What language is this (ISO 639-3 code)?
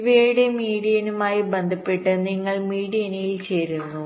mal